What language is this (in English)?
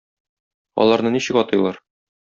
Tatar